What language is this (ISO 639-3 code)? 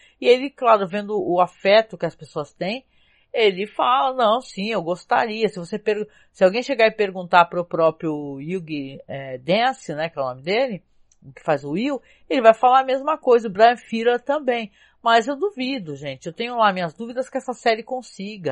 por